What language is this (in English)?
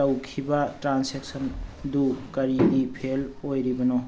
Manipuri